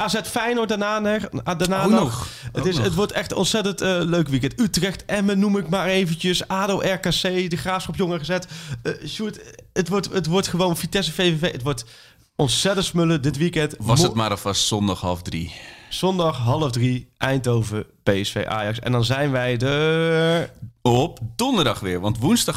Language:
Dutch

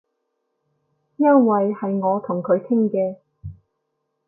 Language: Cantonese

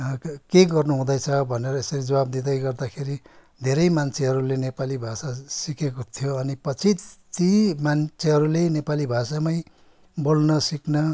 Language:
Nepali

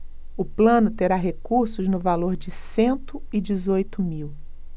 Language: Portuguese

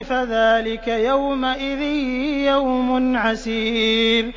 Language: Arabic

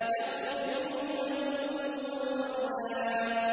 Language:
Arabic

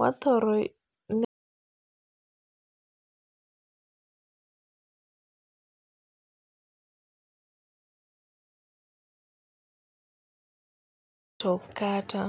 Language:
Luo (Kenya and Tanzania)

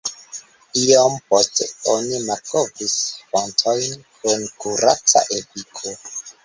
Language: Esperanto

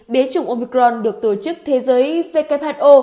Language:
Vietnamese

